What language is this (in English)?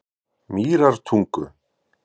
Icelandic